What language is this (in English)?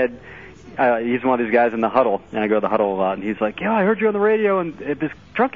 English